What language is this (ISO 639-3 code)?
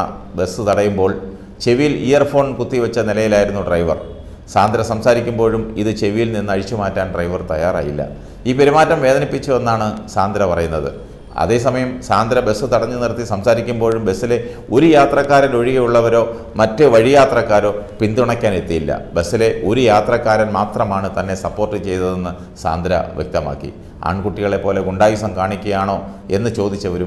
tur